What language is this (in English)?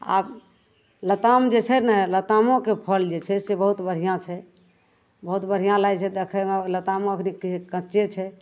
Maithili